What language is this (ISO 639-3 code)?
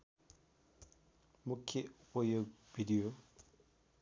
nep